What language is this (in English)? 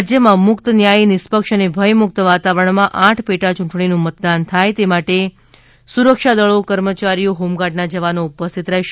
Gujarati